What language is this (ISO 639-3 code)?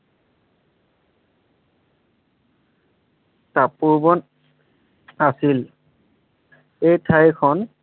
asm